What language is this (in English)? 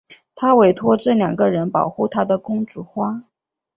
Chinese